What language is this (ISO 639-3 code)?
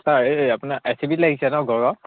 asm